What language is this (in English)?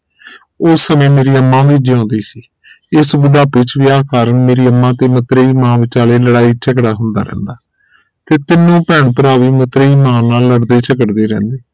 Punjabi